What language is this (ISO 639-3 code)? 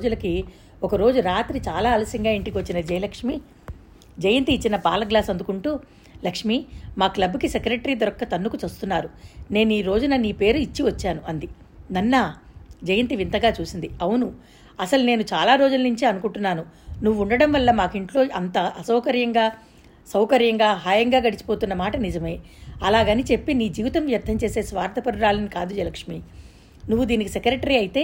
tel